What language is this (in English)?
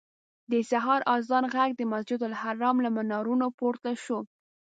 Pashto